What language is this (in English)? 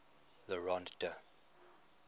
English